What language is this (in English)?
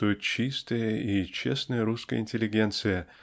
Russian